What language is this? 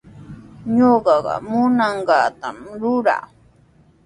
Sihuas Ancash Quechua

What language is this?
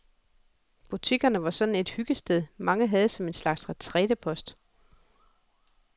Danish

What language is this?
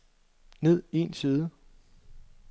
Danish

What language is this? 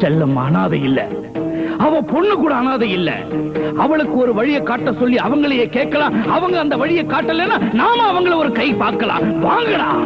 Tamil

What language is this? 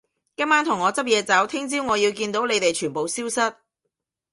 Cantonese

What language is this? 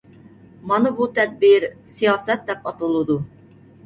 Uyghur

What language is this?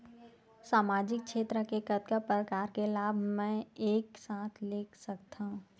Chhattisgarhi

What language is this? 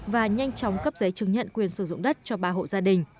Vietnamese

